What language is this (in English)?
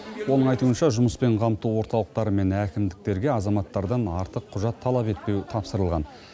Kazakh